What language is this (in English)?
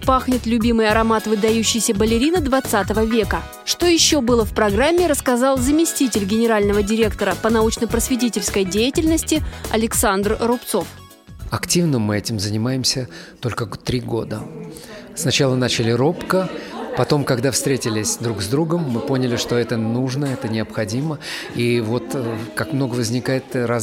Russian